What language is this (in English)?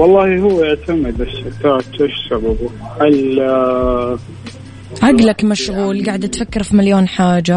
Arabic